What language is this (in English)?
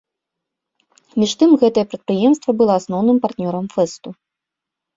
Belarusian